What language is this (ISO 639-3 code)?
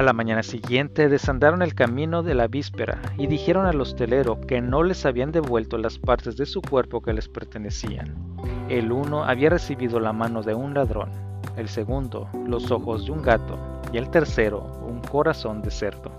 spa